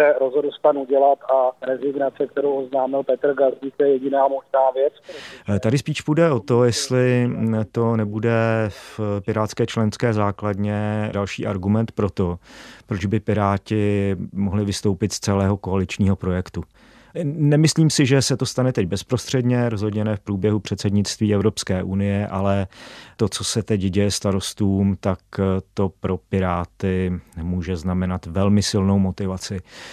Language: Czech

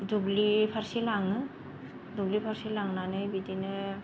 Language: Bodo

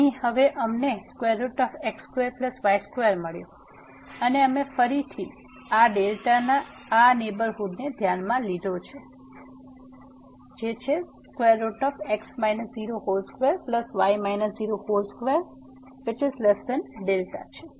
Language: Gujarati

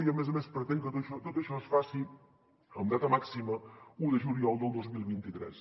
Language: Catalan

